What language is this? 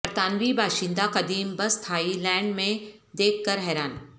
Urdu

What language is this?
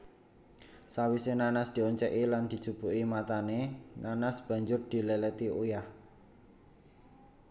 Javanese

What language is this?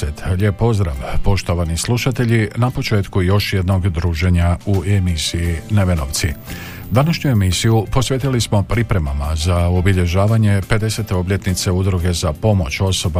Croatian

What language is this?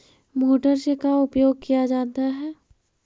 Magahi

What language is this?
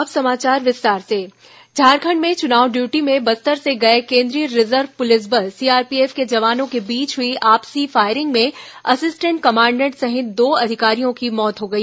Hindi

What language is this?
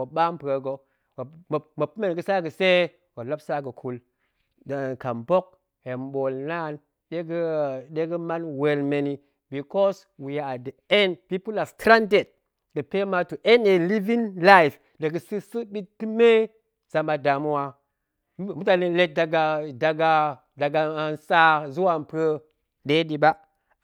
Goemai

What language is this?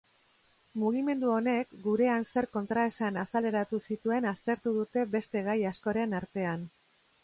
Basque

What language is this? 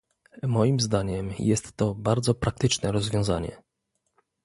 Polish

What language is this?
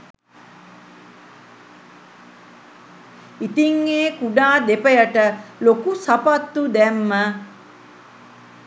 Sinhala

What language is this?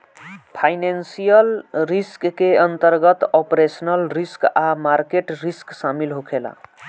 Bhojpuri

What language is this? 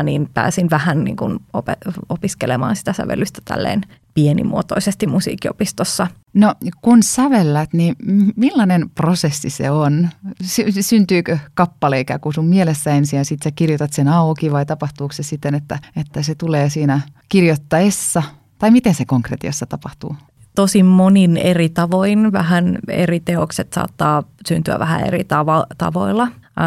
Finnish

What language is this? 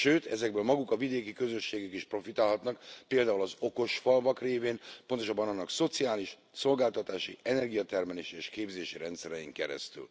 Hungarian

